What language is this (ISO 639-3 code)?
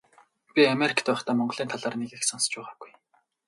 mon